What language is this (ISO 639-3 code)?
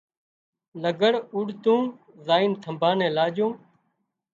kxp